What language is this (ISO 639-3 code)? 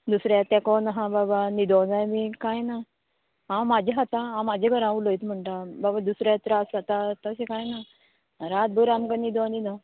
kok